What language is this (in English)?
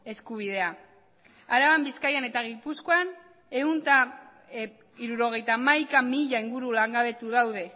Basque